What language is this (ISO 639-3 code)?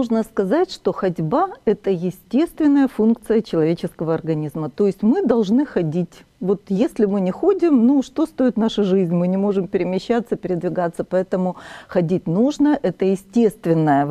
rus